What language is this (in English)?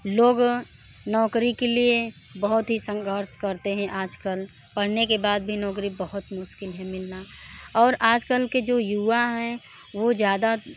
Hindi